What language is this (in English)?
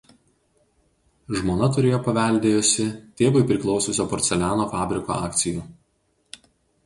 Lithuanian